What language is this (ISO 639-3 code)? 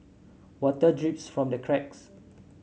eng